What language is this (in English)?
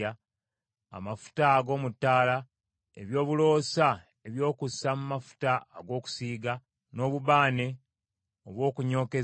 Ganda